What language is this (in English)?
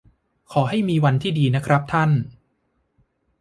Thai